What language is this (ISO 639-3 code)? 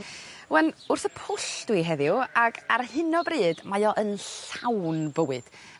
cym